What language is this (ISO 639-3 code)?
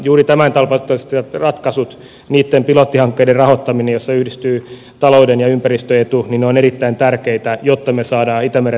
fin